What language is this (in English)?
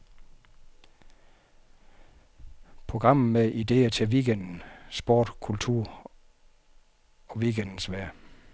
Danish